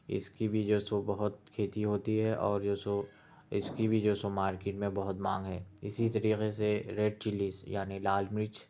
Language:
Urdu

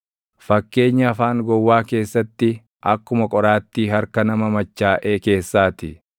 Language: Oromo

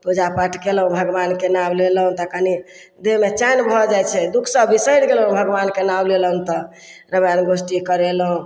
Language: Maithili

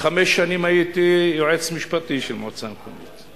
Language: Hebrew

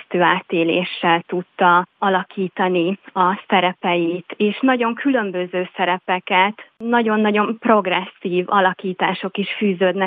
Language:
Hungarian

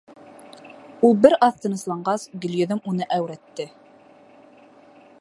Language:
Bashkir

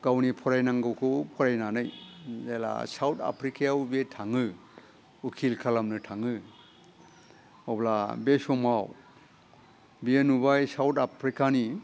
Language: Bodo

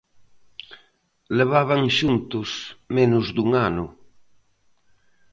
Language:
Galician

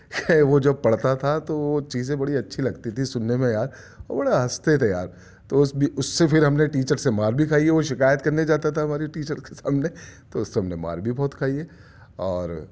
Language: Urdu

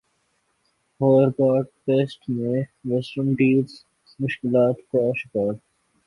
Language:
Urdu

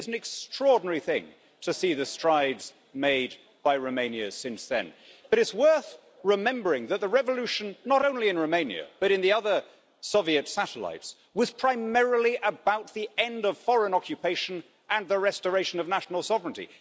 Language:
English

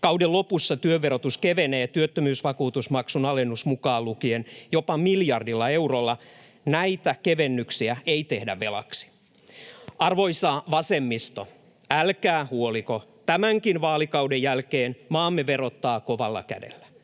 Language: Finnish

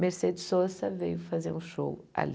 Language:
Portuguese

